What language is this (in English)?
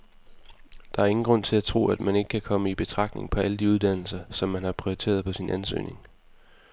Danish